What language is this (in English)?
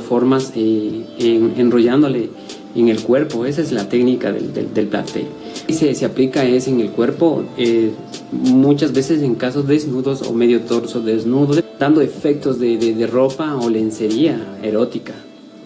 Spanish